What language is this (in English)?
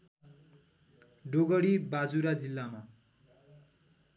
Nepali